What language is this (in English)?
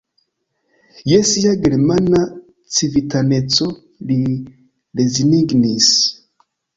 Esperanto